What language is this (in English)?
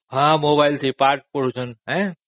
Odia